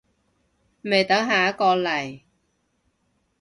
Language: Cantonese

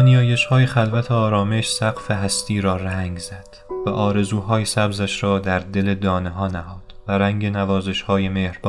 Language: Persian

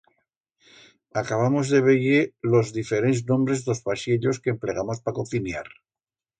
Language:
Aragonese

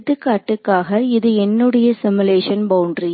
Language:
Tamil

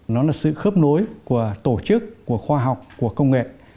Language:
Vietnamese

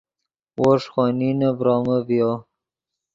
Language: Yidgha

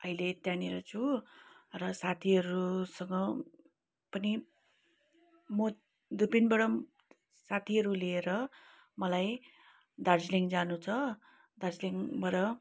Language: Nepali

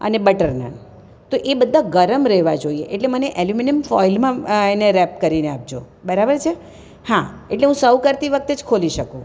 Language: Gujarati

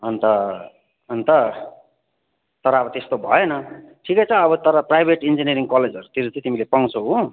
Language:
Nepali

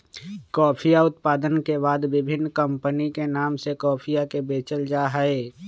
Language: Magahi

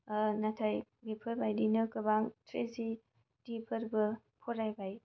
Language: Bodo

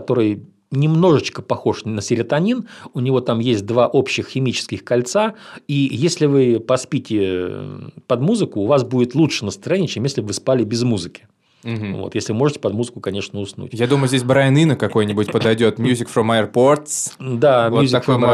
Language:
Russian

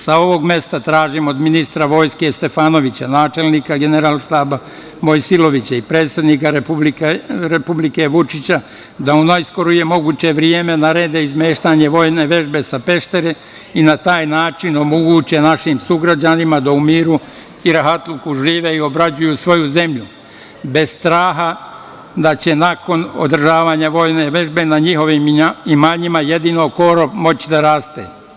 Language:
Serbian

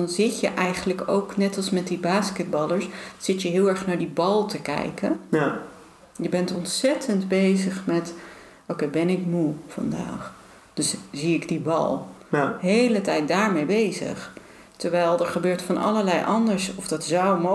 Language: Dutch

